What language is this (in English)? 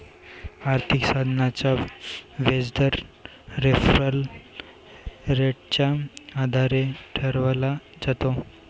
Marathi